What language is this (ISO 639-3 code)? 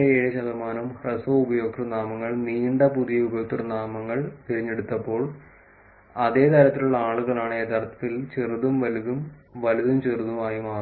mal